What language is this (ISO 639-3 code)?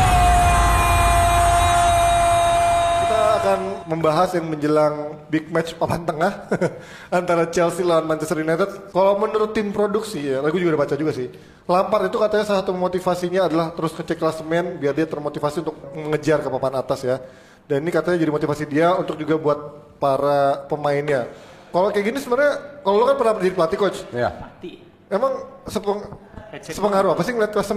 ind